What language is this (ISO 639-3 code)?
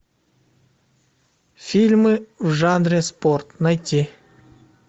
rus